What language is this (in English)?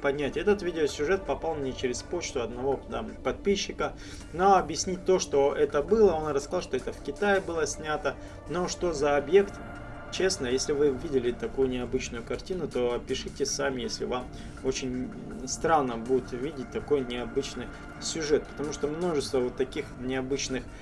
Russian